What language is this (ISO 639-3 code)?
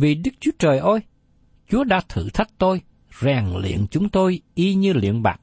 vie